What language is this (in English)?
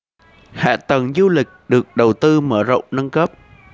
Vietnamese